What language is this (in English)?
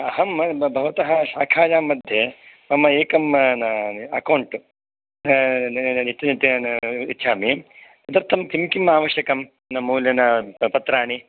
Sanskrit